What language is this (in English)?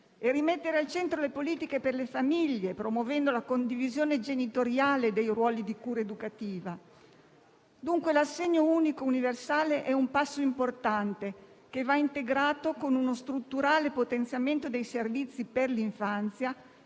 Italian